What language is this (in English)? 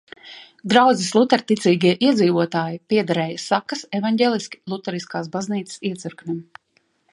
Latvian